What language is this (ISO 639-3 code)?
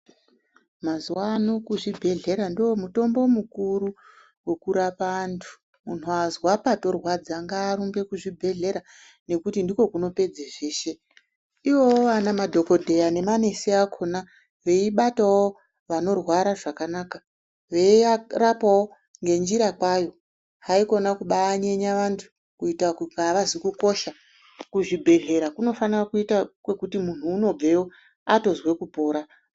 ndc